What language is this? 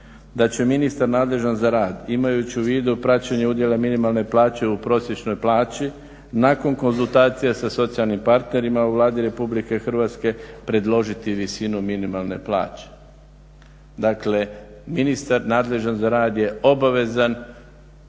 Croatian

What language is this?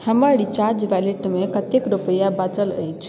Maithili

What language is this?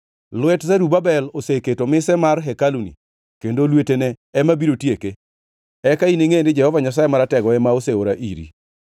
Luo (Kenya and Tanzania)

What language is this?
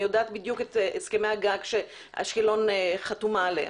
Hebrew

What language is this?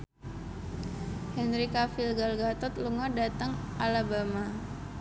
Javanese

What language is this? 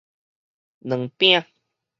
Min Nan Chinese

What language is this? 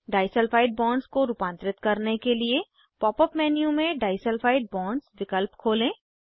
Hindi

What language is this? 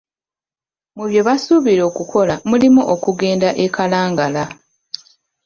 Ganda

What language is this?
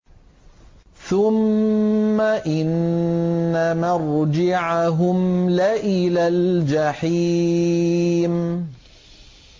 Arabic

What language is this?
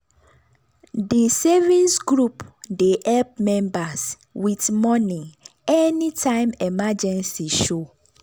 Nigerian Pidgin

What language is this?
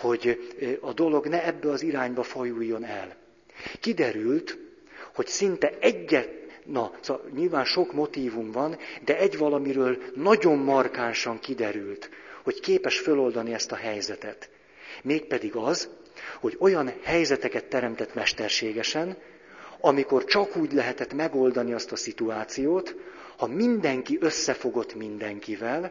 Hungarian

